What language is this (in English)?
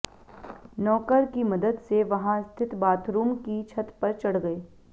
Hindi